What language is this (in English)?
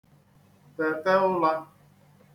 Igbo